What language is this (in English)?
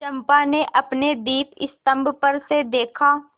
Hindi